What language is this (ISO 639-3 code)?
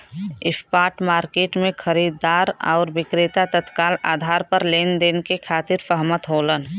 bho